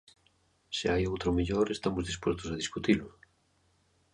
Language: Galician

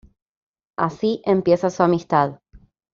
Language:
Spanish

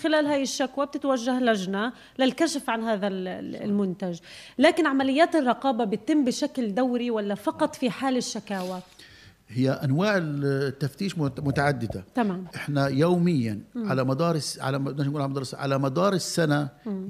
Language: Arabic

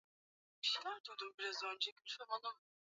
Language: Swahili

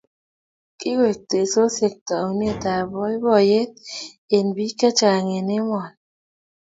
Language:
Kalenjin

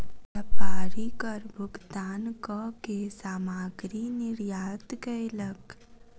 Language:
Maithili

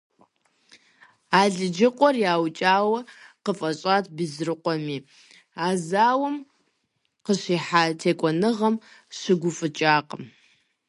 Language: Kabardian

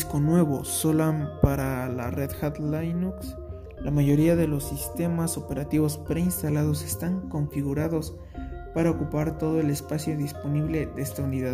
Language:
Spanish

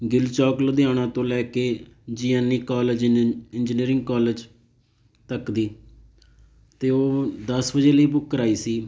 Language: Punjabi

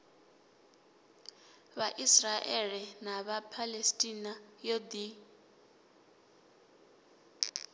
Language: Venda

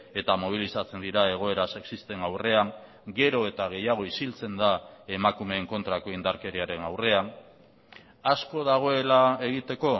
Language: Basque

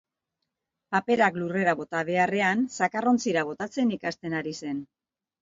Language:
Basque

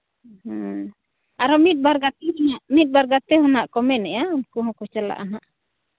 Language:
Santali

